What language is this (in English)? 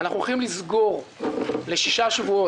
Hebrew